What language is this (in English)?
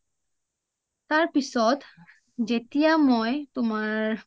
Assamese